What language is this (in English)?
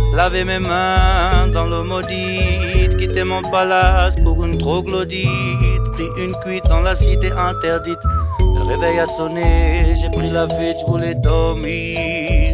French